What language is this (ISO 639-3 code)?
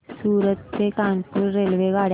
mar